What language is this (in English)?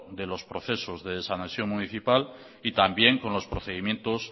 Spanish